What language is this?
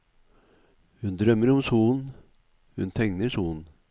Norwegian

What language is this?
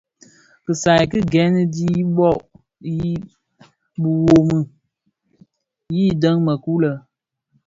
Bafia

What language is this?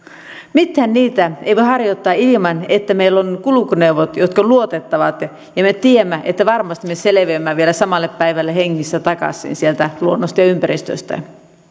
Finnish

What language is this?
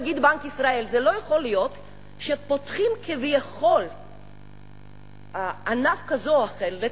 Hebrew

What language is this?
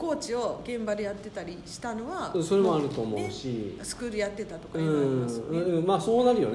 Japanese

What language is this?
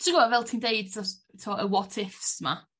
Welsh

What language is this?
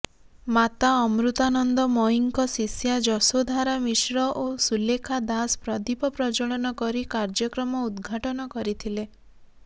Odia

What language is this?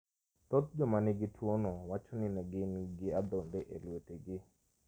Luo (Kenya and Tanzania)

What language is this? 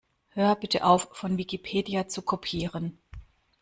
German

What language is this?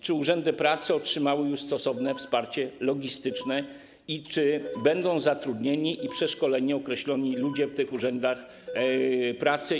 Polish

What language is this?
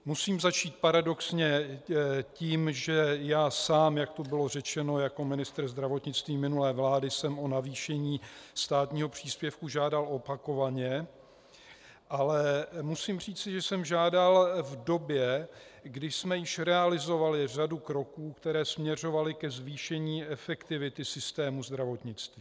Czech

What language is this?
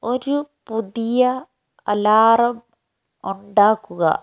Malayalam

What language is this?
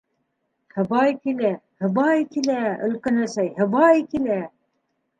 Bashkir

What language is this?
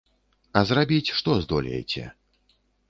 Belarusian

